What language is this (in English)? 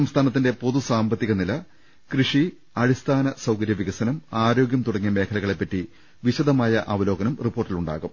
Malayalam